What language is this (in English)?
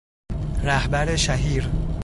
Persian